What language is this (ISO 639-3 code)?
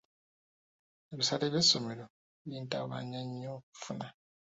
lug